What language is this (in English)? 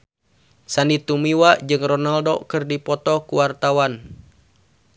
Sundanese